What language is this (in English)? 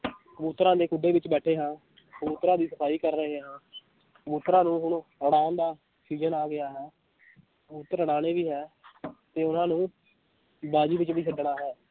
Punjabi